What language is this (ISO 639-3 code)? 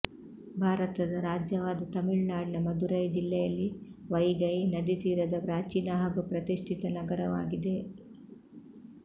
kan